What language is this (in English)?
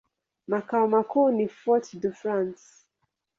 Swahili